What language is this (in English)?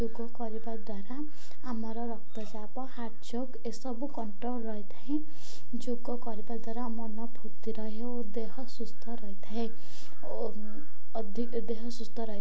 Odia